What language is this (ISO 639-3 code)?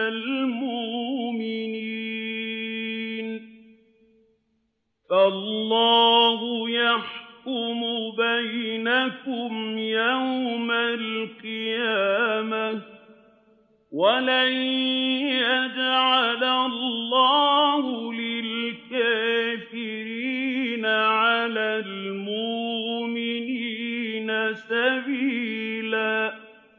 ara